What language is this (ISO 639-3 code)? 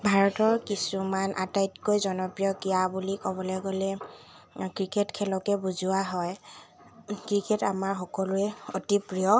asm